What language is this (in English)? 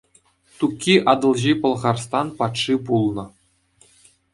Chuvash